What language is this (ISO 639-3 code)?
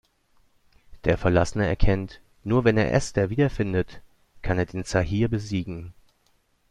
deu